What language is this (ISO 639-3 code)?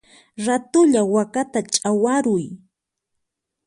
qxp